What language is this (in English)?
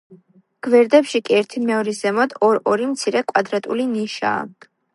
Georgian